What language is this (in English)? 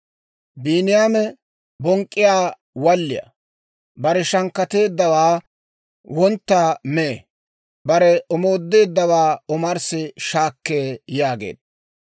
Dawro